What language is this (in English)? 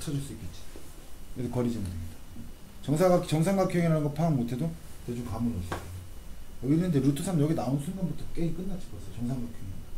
Korean